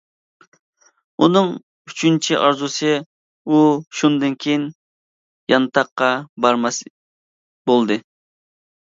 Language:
Uyghur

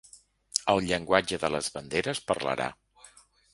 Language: Catalan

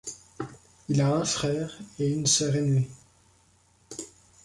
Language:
French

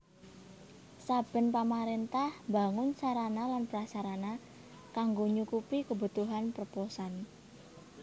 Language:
Javanese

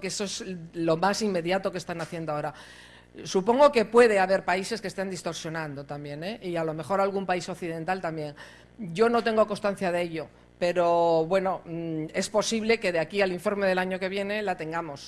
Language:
Spanish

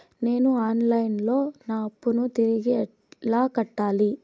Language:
Telugu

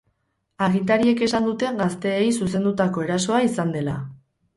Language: Basque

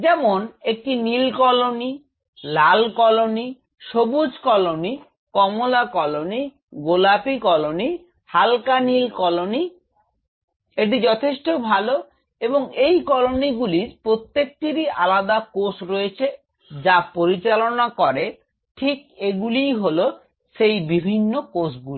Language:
Bangla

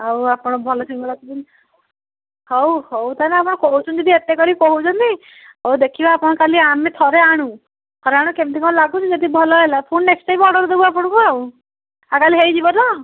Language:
Odia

